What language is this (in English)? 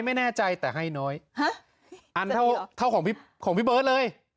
Thai